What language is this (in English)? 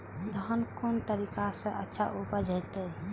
Maithili